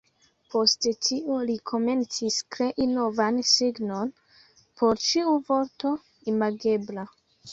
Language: Esperanto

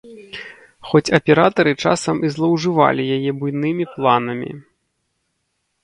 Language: Belarusian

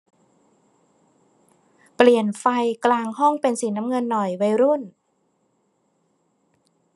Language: Thai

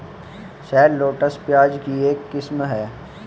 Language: Hindi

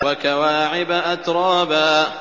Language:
Arabic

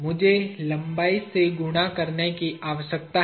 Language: Hindi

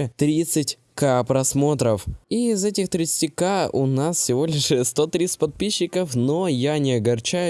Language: Russian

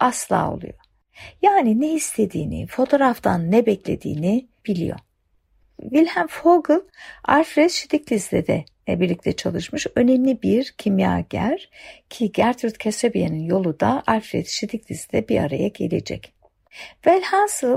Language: Turkish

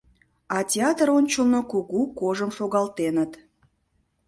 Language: Mari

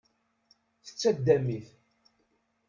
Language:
Kabyle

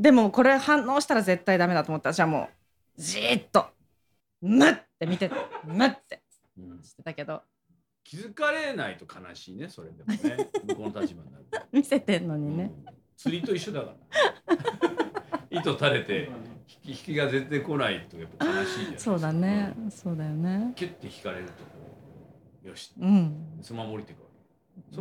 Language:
Japanese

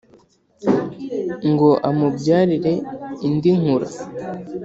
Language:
Kinyarwanda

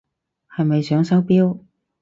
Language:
Cantonese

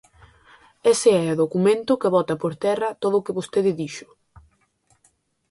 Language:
Galician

